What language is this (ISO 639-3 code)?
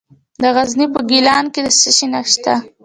pus